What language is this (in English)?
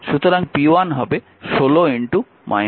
Bangla